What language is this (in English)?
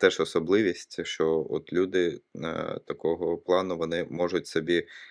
Ukrainian